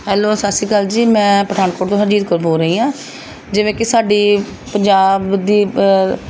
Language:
Punjabi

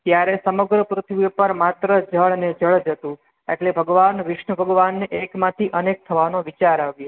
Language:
Gujarati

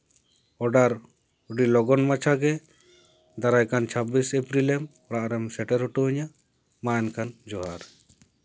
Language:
Santali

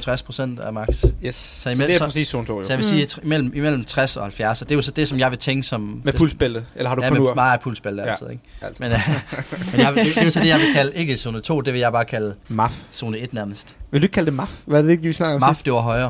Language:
Danish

